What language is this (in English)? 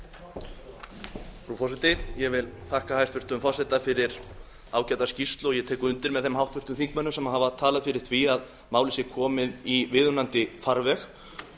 Icelandic